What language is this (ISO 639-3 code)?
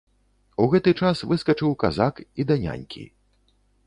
bel